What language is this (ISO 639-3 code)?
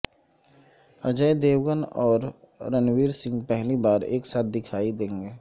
urd